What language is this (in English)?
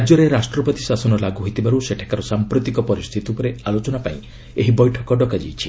Odia